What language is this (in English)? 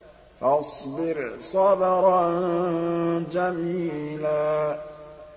Arabic